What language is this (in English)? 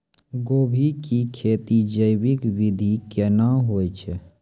Maithili